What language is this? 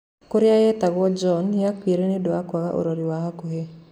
Kikuyu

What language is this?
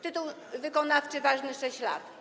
Polish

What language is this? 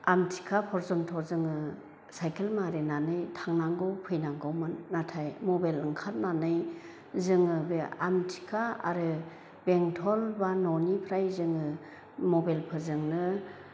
Bodo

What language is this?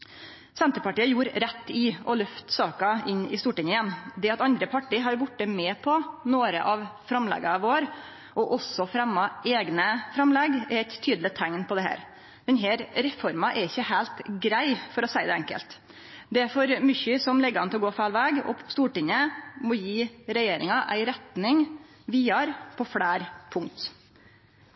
Norwegian Nynorsk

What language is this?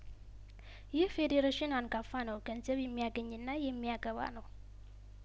Amharic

